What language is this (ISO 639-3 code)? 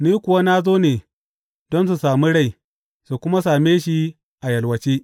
hau